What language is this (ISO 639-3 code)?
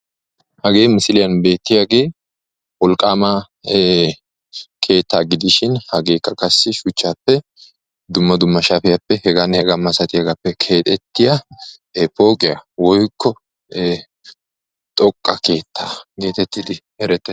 wal